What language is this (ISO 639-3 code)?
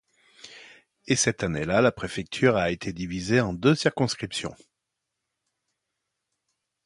fra